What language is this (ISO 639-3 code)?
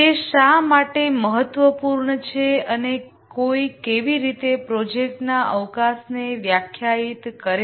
guj